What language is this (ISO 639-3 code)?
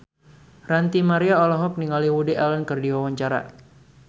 sun